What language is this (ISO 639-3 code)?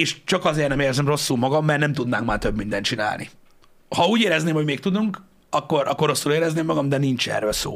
hun